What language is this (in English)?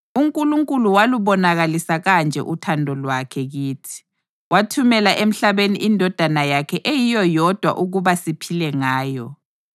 North Ndebele